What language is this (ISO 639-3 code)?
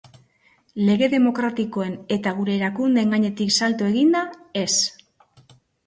eus